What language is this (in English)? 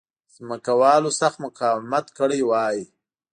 Pashto